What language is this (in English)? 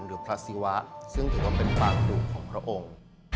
Thai